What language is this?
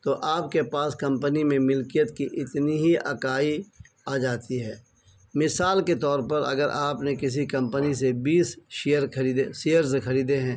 Urdu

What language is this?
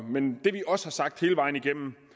Danish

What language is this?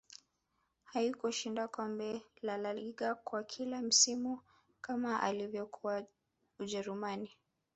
Swahili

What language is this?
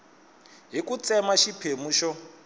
Tsonga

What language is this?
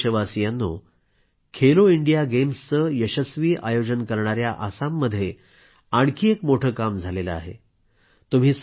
Marathi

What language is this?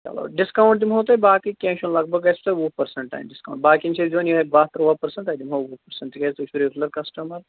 Kashmiri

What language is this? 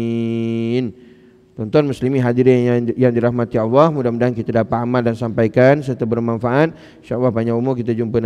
Malay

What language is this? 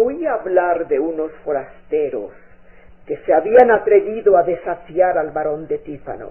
Spanish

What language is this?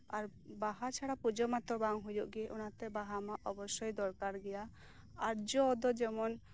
Santali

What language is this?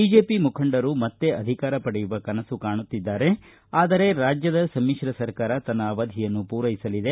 Kannada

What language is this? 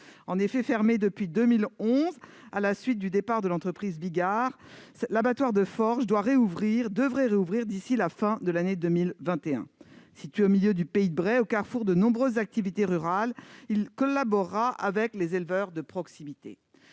French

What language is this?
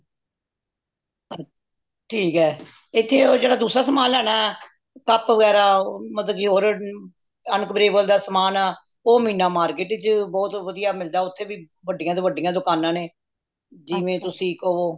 Punjabi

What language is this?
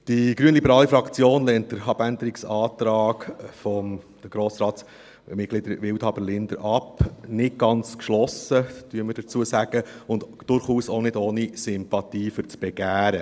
Swiss German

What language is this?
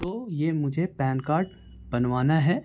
Urdu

